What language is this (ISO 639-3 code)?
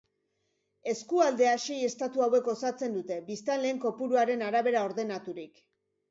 eus